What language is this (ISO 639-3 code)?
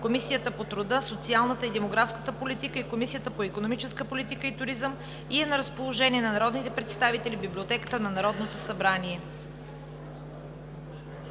bul